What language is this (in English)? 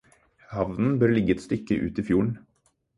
Norwegian Bokmål